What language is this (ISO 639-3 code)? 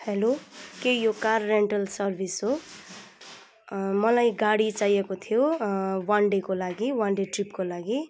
nep